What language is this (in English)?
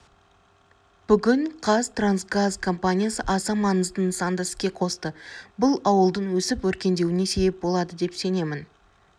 Kazakh